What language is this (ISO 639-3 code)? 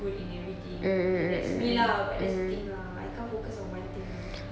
eng